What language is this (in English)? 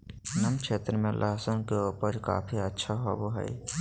Magahi